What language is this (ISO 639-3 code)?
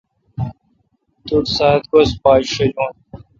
xka